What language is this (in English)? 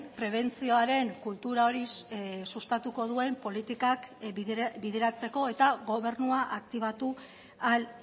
Basque